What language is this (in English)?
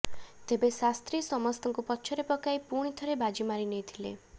Odia